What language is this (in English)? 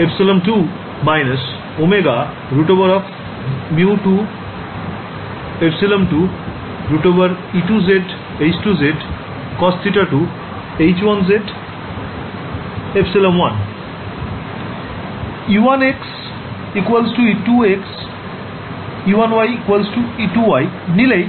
Bangla